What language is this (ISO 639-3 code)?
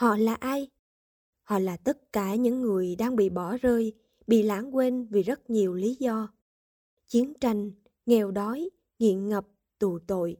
vie